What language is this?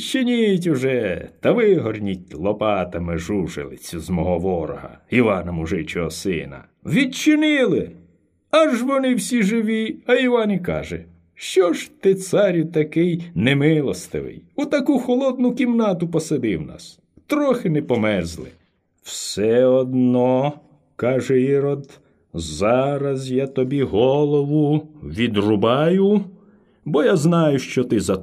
Ukrainian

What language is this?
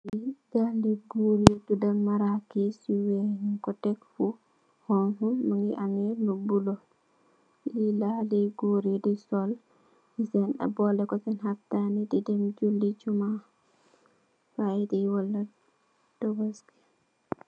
Wolof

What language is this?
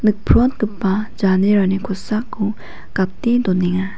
Garo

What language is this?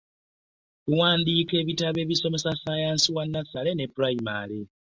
Ganda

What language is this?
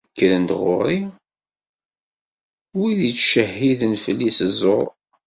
Kabyle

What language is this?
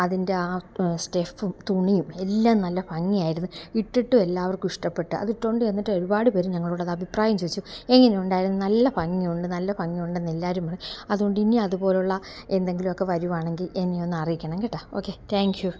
Malayalam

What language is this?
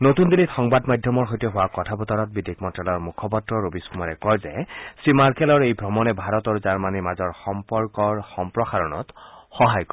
Assamese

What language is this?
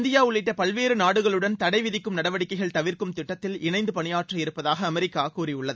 Tamil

